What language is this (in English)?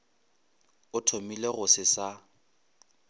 Northern Sotho